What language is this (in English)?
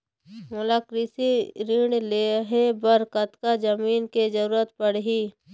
Chhattisgarhi